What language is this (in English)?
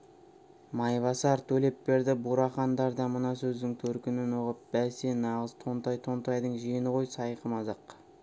Kazakh